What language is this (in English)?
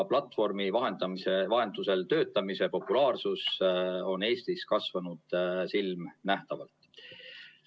Estonian